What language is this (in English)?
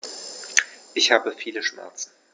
German